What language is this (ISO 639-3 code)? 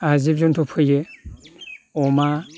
brx